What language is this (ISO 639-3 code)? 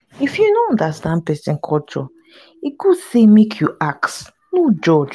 pcm